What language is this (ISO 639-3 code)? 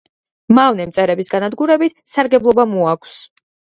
kat